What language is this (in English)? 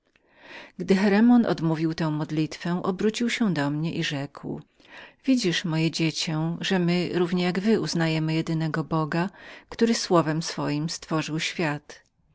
Polish